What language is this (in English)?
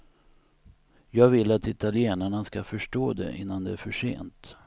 Swedish